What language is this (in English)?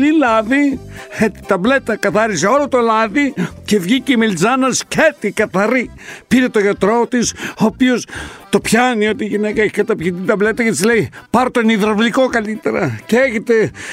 Greek